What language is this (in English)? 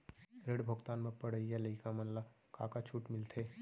Chhattisgarhi